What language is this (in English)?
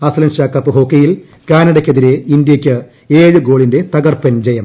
Malayalam